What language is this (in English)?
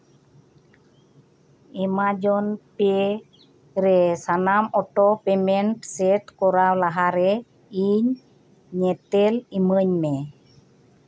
Santali